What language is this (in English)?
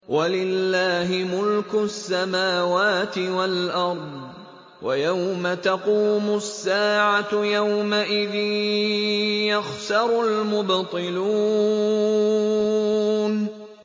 Arabic